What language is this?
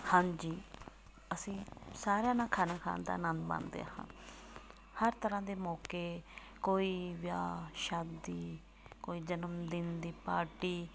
Punjabi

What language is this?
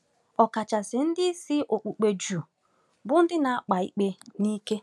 Igbo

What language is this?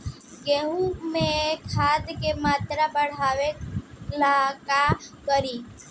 Bhojpuri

